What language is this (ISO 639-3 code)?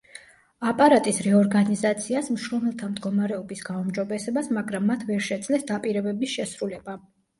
kat